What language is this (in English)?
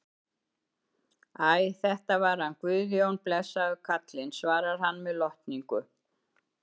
Icelandic